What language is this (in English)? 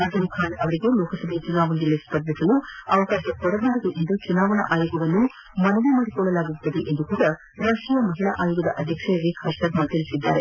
Kannada